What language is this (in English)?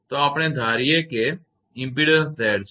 Gujarati